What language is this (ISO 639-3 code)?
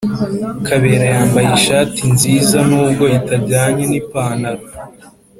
kin